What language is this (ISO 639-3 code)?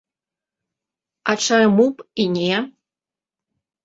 bel